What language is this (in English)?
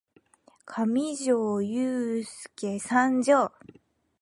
Japanese